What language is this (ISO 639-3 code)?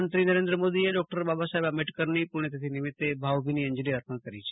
guj